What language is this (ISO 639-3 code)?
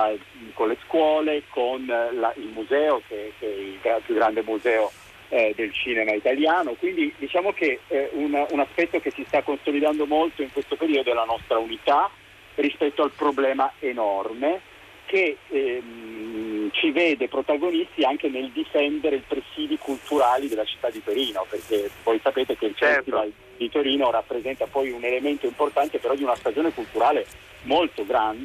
ita